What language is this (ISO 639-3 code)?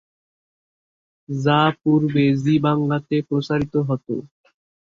ben